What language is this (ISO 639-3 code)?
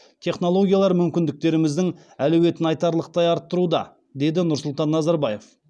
kaz